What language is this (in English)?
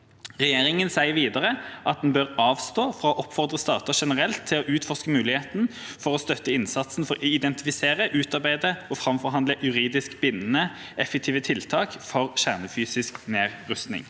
Norwegian